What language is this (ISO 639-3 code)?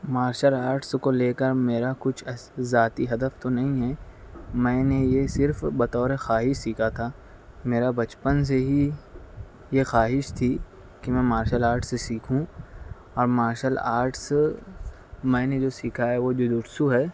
urd